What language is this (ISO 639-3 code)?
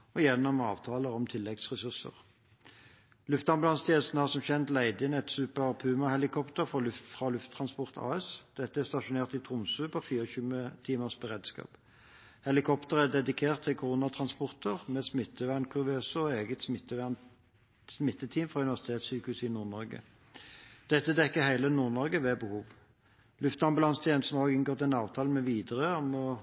nob